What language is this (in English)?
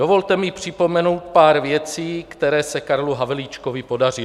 Czech